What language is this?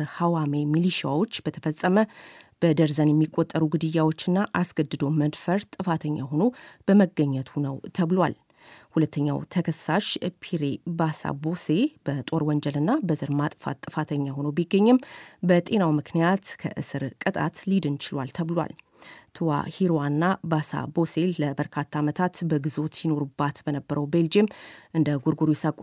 Amharic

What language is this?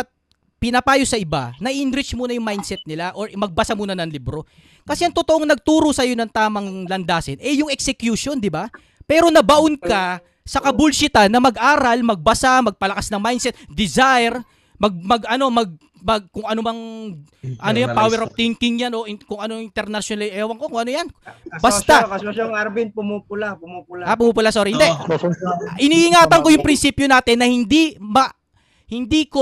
Filipino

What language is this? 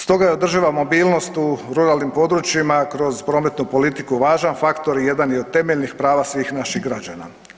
Croatian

